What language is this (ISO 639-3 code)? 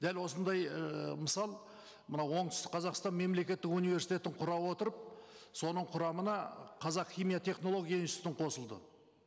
kaz